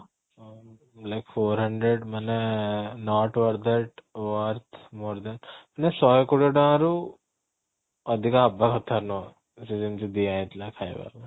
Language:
Odia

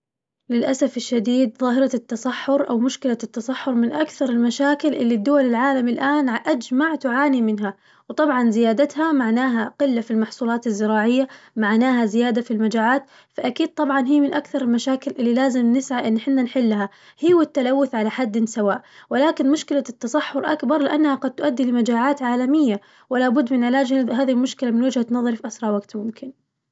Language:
Najdi Arabic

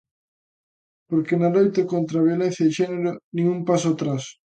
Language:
Galician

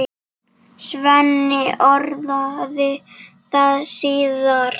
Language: Icelandic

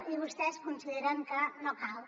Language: Catalan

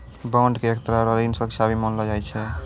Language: Maithili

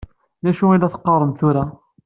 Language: Kabyle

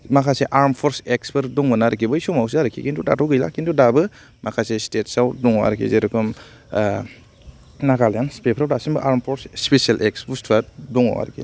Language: Bodo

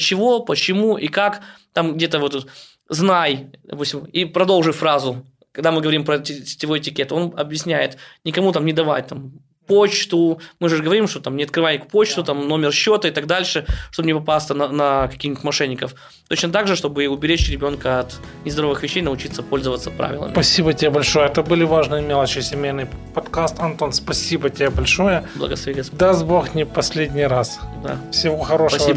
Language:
Russian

